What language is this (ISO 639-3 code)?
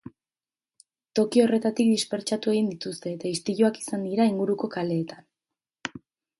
eus